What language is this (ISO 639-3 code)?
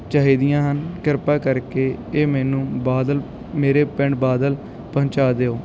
pan